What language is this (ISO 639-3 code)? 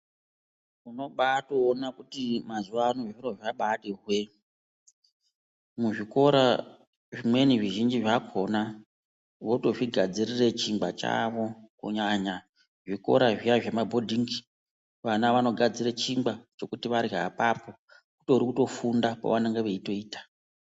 ndc